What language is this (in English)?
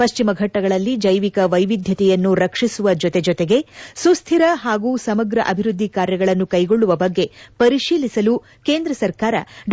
Kannada